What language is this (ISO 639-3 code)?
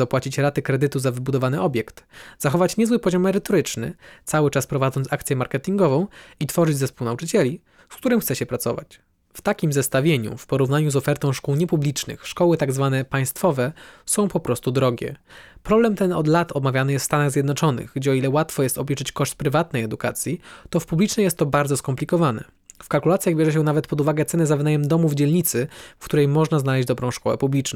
pol